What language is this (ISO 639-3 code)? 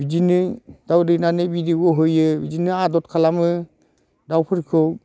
brx